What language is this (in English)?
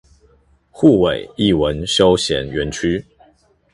Chinese